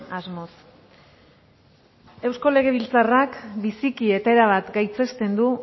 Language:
Basque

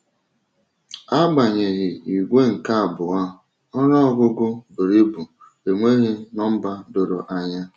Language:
Igbo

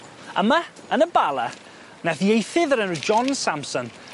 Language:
Welsh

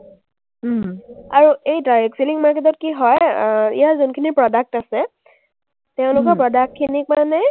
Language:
Assamese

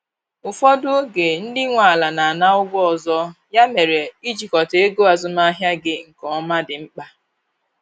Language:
Igbo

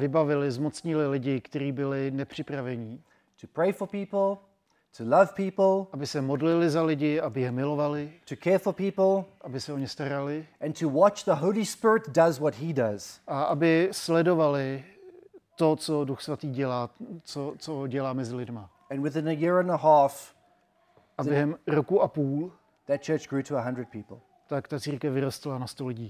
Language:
Czech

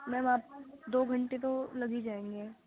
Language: Urdu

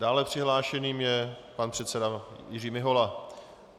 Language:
Czech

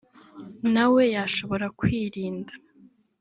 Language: Kinyarwanda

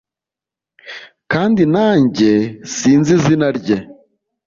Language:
Kinyarwanda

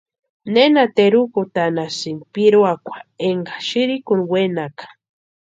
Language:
Western Highland Purepecha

